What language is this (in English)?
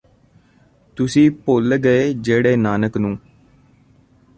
Punjabi